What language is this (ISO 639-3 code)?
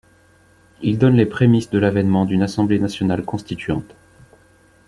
fra